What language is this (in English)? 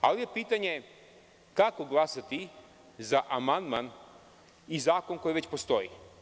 Serbian